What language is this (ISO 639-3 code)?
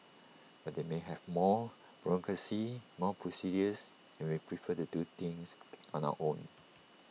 eng